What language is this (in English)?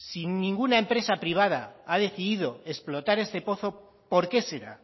Spanish